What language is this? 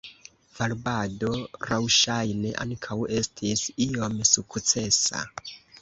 Esperanto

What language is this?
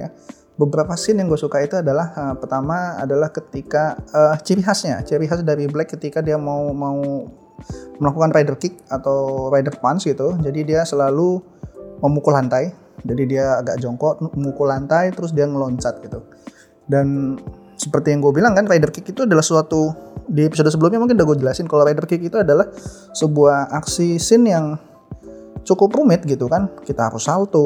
Indonesian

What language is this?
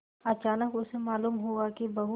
Hindi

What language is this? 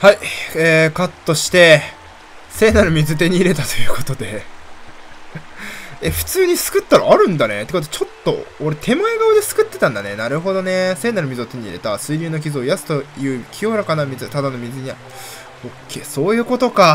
Japanese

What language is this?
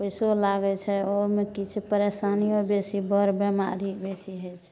Maithili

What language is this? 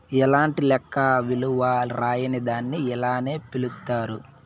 Telugu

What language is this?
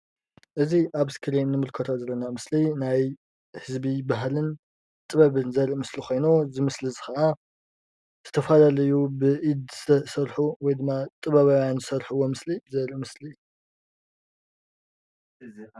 Tigrinya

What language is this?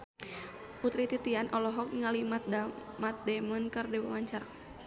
Sundanese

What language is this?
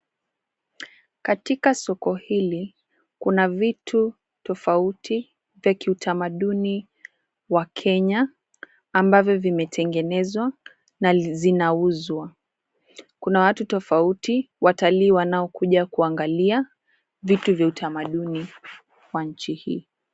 Swahili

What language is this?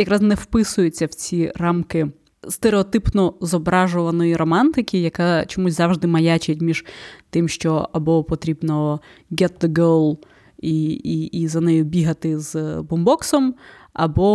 Ukrainian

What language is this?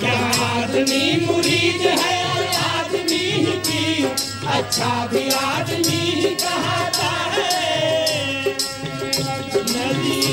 Hindi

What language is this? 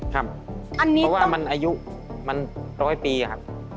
Thai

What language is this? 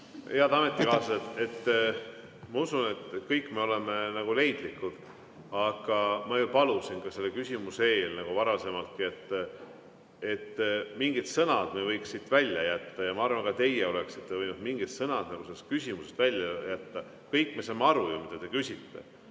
Estonian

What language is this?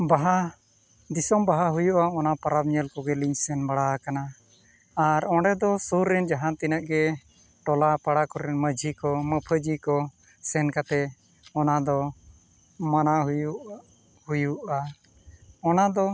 Santali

